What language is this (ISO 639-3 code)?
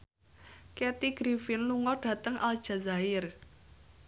jav